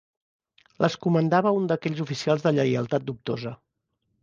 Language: Catalan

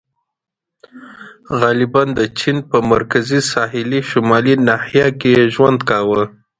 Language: Pashto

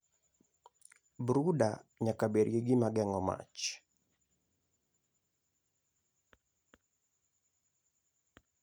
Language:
Luo (Kenya and Tanzania)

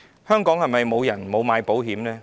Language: Cantonese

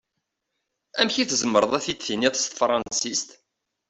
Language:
Kabyle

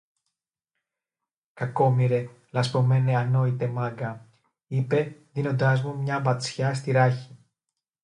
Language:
Greek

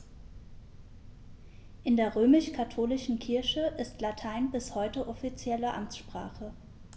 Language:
German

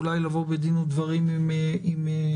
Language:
Hebrew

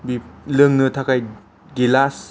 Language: Bodo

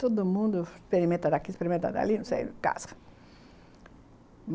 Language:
Portuguese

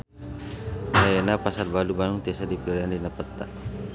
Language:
Sundanese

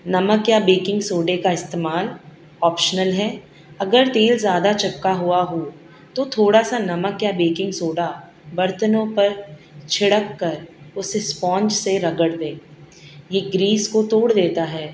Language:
Urdu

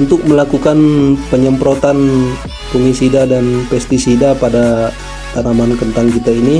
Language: Indonesian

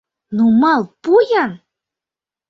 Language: Mari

